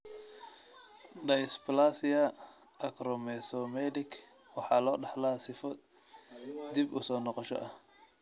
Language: Somali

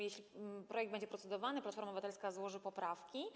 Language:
Polish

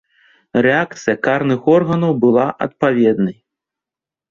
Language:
Belarusian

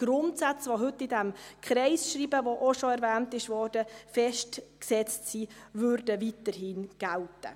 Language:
Swiss German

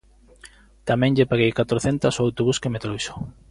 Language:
Galician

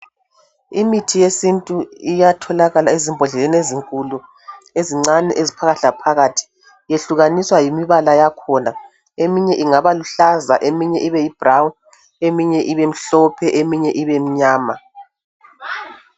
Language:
North Ndebele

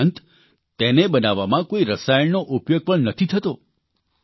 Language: Gujarati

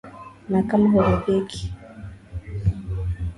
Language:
Swahili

